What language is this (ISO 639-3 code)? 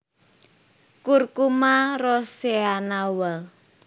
jav